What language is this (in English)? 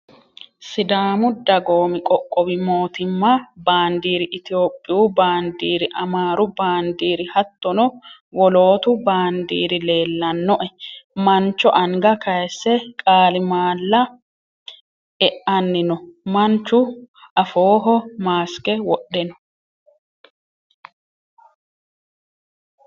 Sidamo